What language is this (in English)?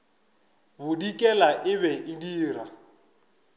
Northern Sotho